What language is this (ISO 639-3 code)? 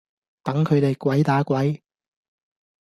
yue